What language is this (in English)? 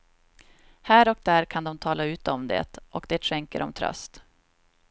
Swedish